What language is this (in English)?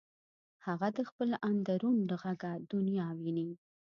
Pashto